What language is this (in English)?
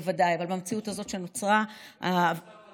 Hebrew